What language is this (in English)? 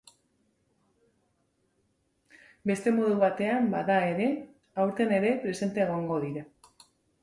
Basque